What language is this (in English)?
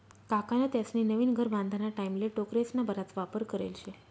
Marathi